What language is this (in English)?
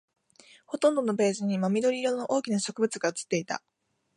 Japanese